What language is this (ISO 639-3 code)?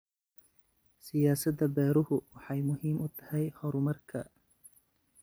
som